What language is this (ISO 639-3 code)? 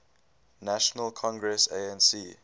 eng